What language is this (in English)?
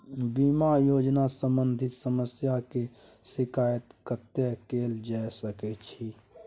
Maithili